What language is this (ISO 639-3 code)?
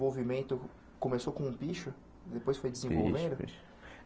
por